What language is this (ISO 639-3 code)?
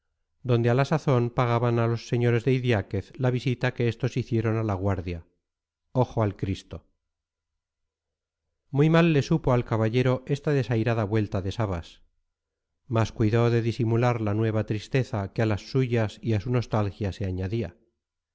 spa